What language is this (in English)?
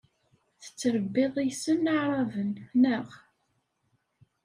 Kabyle